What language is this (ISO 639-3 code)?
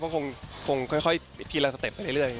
tha